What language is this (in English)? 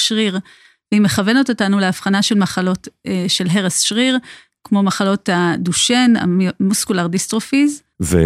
Hebrew